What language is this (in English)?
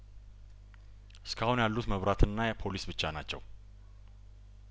Amharic